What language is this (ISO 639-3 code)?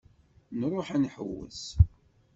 kab